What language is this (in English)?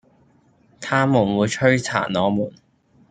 Cantonese